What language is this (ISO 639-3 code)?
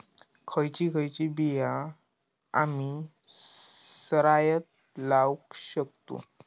mar